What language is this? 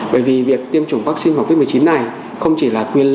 Vietnamese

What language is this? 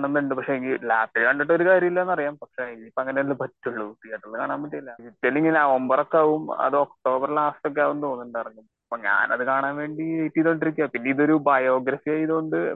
Malayalam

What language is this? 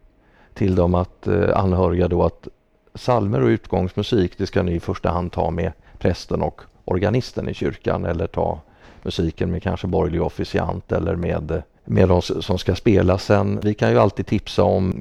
Swedish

